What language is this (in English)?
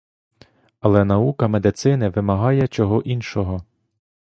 Ukrainian